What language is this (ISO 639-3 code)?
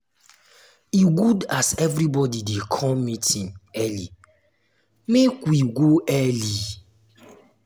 pcm